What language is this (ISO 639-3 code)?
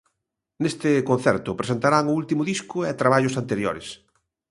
glg